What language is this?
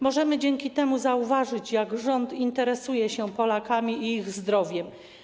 Polish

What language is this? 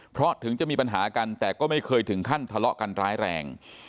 Thai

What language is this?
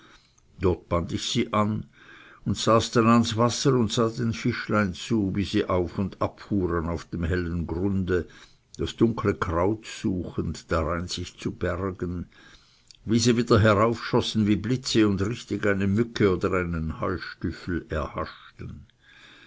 German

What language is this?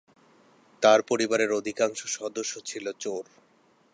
Bangla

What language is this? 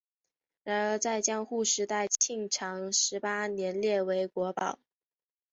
Chinese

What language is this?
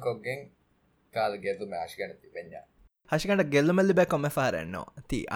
Tamil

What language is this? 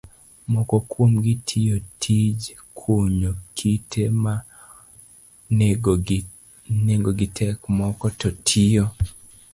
Luo (Kenya and Tanzania)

